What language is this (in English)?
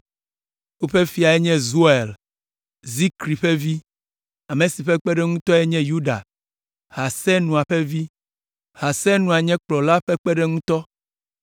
Ewe